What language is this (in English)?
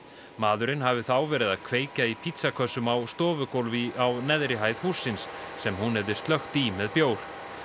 Icelandic